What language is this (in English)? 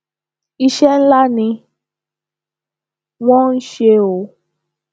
Yoruba